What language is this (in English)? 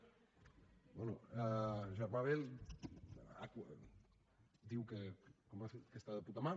Catalan